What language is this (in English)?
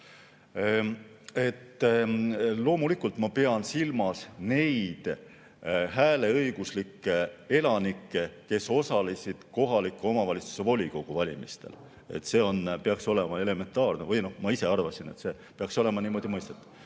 Estonian